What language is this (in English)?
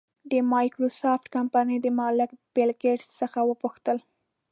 Pashto